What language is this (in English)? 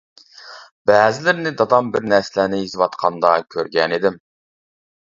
Uyghur